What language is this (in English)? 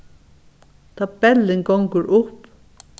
Faroese